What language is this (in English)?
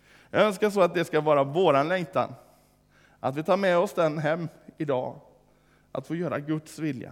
Swedish